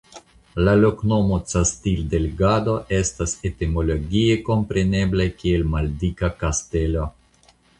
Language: Esperanto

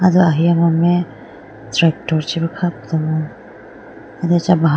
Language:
Idu-Mishmi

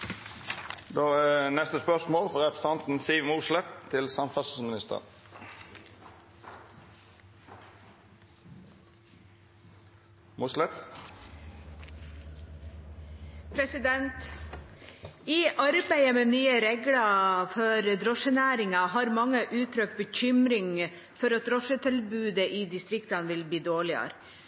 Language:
Norwegian Bokmål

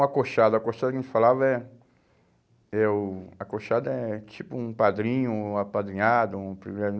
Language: Portuguese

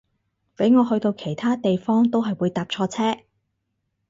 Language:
Cantonese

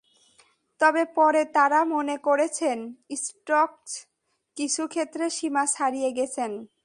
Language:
Bangla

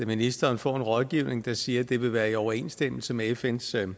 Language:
Danish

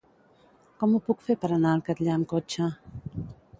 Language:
Catalan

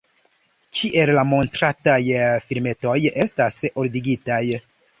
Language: Esperanto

